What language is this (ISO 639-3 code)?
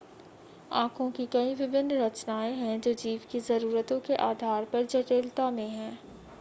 hin